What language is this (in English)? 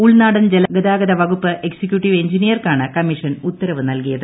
Malayalam